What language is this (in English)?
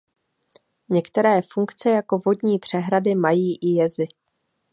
Czech